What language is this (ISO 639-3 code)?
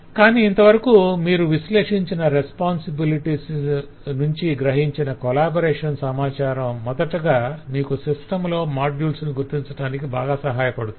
tel